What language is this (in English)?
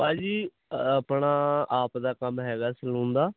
Punjabi